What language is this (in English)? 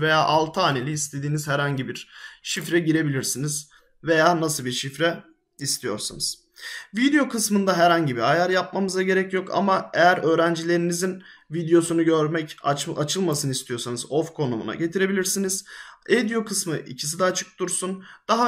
Turkish